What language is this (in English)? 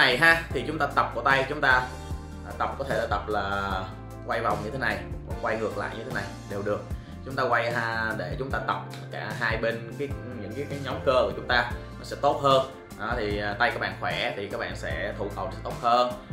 Vietnamese